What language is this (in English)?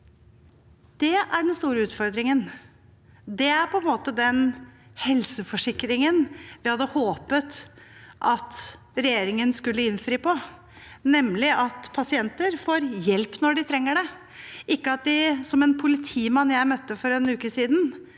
Norwegian